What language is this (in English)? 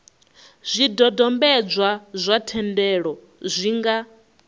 Venda